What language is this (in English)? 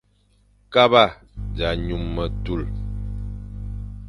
Fang